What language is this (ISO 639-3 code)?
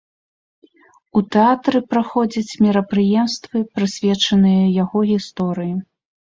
bel